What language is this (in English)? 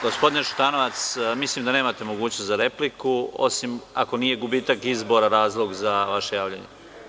Serbian